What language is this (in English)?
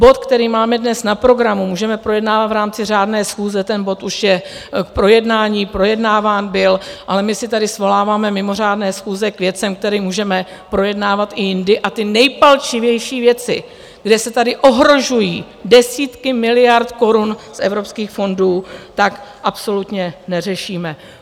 Czech